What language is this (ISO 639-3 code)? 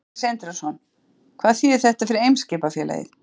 isl